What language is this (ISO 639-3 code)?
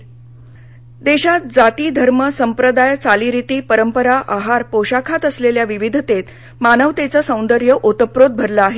mar